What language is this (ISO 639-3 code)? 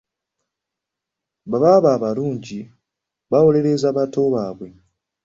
lug